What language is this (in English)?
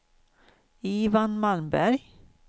Swedish